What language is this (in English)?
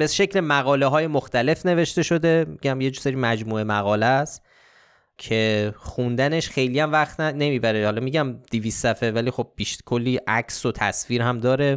Persian